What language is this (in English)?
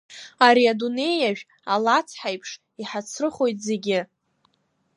Abkhazian